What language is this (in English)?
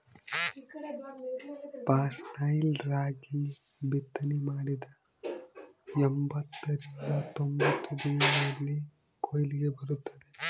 Kannada